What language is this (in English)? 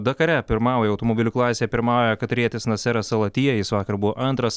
Lithuanian